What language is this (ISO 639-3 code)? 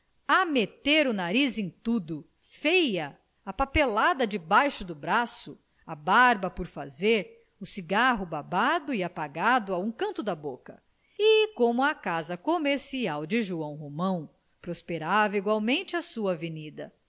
por